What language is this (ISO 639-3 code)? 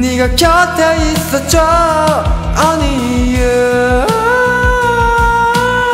kor